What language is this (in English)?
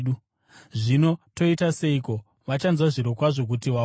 Shona